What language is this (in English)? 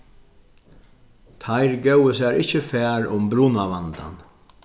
Faroese